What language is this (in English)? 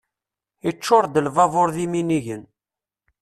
Kabyle